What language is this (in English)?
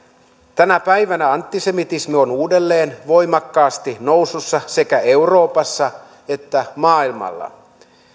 Finnish